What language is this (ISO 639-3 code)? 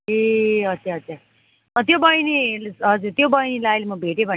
nep